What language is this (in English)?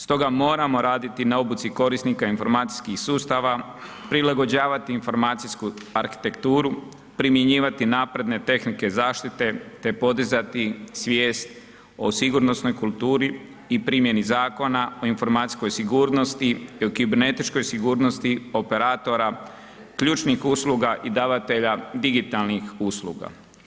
Croatian